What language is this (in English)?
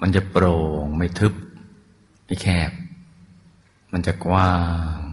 Thai